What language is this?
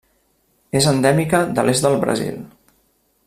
Catalan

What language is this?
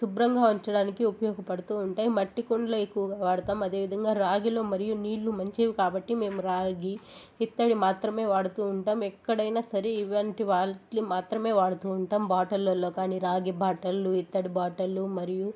Telugu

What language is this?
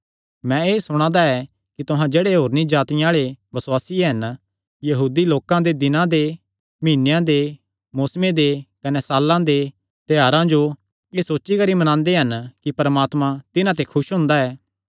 Kangri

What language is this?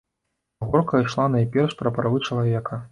Belarusian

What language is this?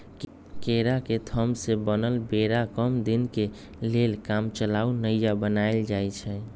Magahi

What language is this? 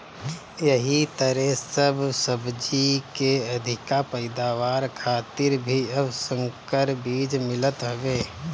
Bhojpuri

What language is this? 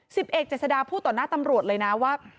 Thai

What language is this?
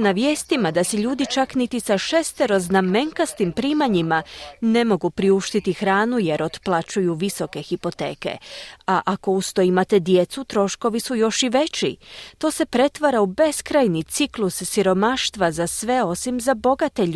Croatian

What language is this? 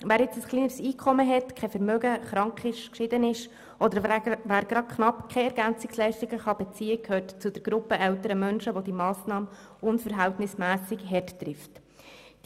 Swiss German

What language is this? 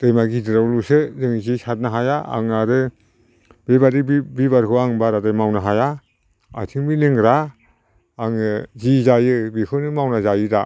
Bodo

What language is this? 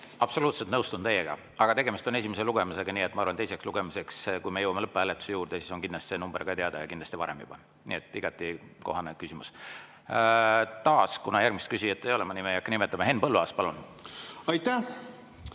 Estonian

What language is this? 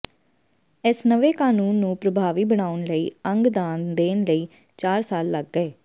Punjabi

